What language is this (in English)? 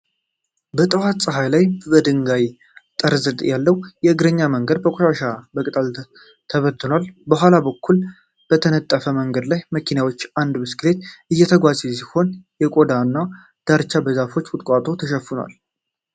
Amharic